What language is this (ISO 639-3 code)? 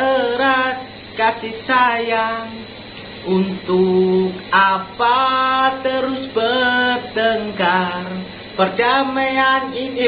ind